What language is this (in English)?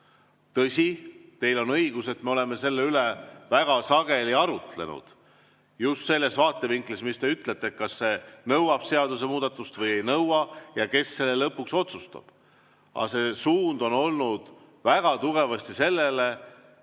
Estonian